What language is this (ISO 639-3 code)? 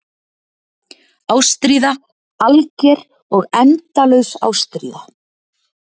isl